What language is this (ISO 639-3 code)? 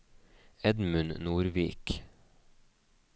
nor